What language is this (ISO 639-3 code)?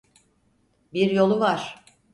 tur